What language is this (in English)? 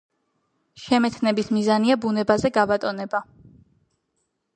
Georgian